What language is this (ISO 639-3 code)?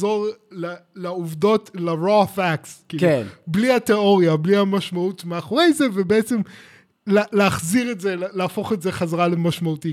heb